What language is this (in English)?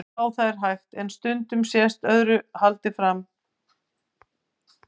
Icelandic